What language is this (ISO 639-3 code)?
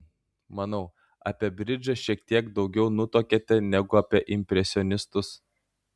lit